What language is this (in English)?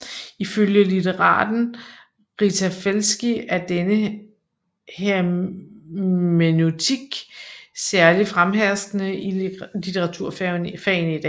Danish